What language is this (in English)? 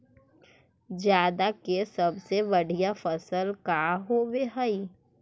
Magahi